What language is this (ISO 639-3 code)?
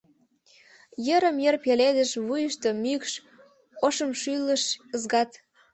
chm